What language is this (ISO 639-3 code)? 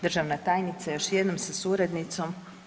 hrv